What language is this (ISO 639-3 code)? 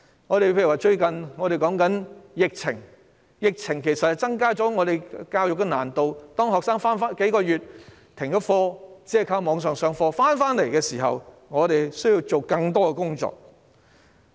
yue